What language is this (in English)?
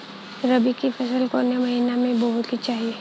Bhojpuri